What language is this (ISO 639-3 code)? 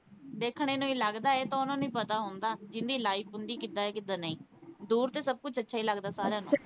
pan